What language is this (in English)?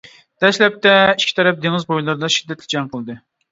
Uyghur